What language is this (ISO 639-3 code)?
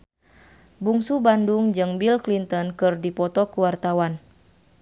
sun